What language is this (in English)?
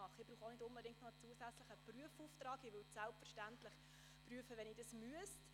Swiss German